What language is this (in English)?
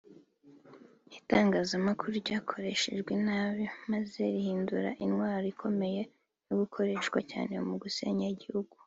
Kinyarwanda